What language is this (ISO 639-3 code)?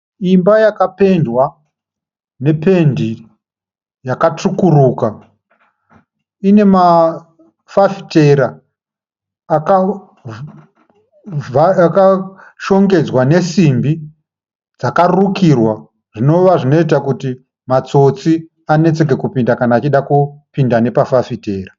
sna